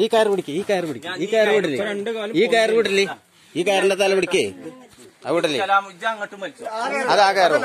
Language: Malayalam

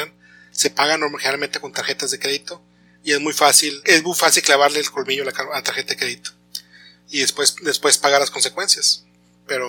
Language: Spanish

